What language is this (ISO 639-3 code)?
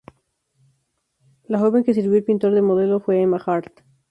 spa